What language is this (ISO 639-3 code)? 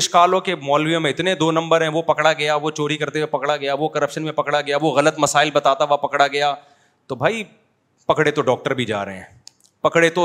urd